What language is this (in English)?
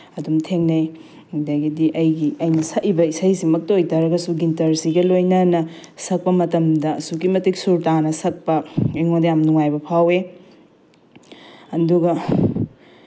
Manipuri